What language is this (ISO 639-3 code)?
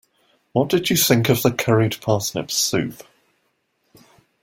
eng